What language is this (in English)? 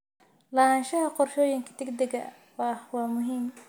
Somali